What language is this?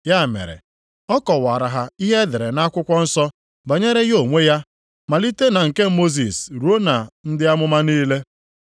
Igbo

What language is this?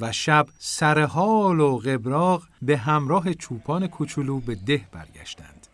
Persian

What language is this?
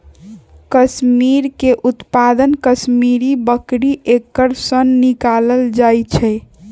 Magahi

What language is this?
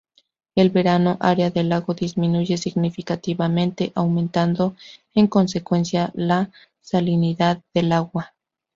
Spanish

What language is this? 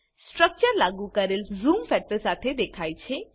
Gujarati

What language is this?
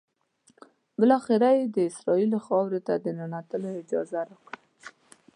Pashto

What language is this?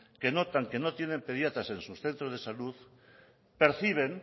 Spanish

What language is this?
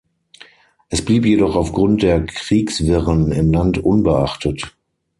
German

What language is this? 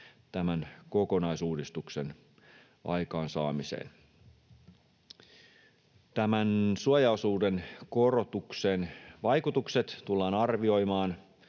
Finnish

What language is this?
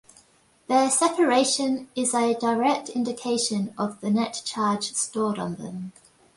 English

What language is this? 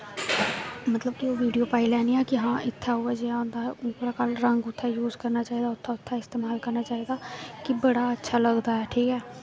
Dogri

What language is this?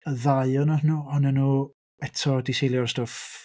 Welsh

